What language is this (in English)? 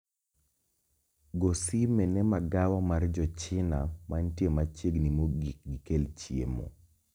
Luo (Kenya and Tanzania)